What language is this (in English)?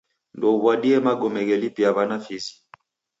Taita